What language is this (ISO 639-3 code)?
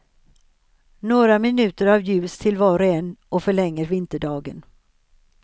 swe